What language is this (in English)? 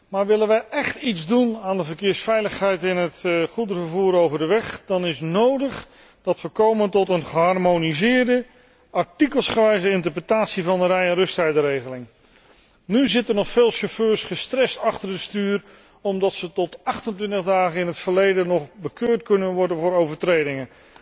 Dutch